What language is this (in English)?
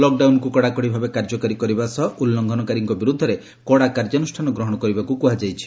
Odia